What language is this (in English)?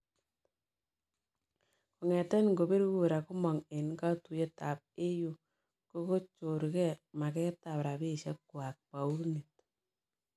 Kalenjin